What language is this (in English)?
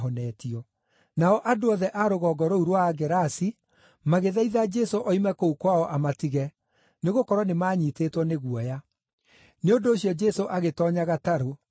Kikuyu